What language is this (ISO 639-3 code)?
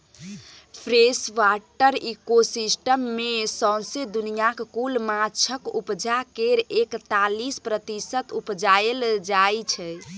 mai